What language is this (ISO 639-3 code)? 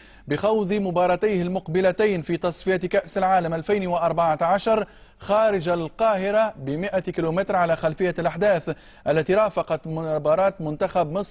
ara